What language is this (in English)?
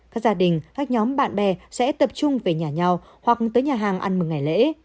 Vietnamese